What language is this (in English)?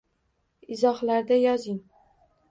Uzbek